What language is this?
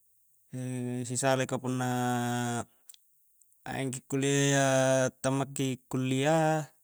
Coastal Konjo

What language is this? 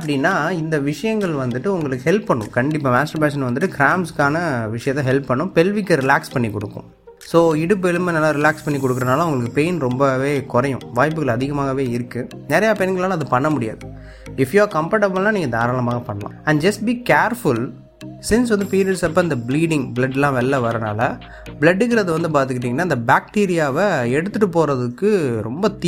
Tamil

